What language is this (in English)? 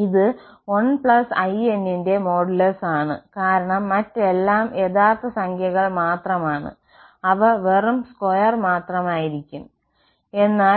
Malayalam